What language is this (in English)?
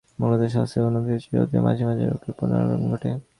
Bangla